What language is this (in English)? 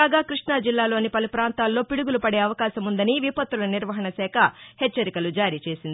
Telugu